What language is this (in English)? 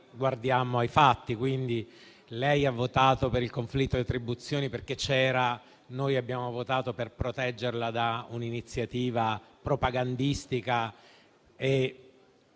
Italian